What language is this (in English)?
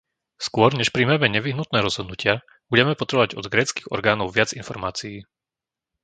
Slovak